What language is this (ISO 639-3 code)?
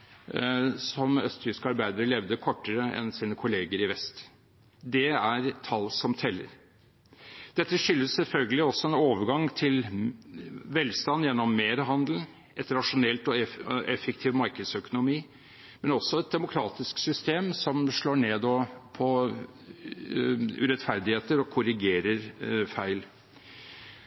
nob